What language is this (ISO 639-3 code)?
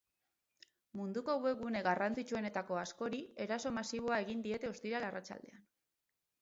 eus